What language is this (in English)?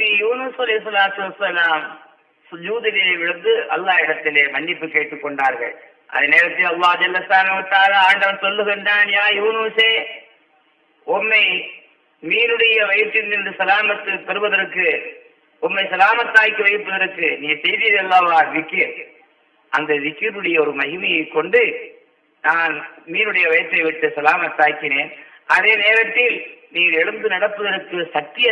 Tamil